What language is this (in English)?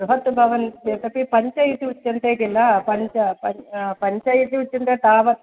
Sanskrit